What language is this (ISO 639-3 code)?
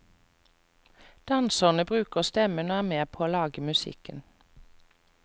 nor